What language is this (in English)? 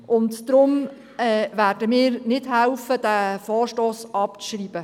Swiss German